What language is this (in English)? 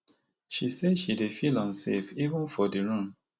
Nigerian Pidgin